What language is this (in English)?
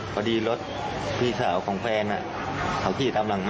Thai